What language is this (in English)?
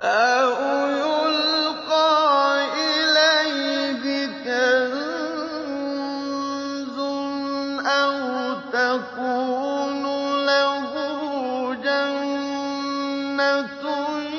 Arabic